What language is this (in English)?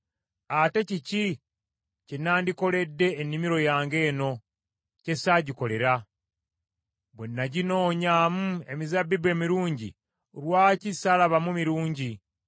Ganda